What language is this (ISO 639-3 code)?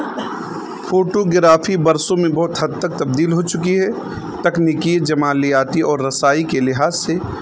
urd